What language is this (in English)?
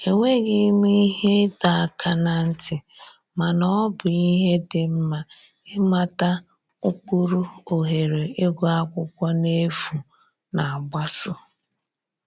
Igbo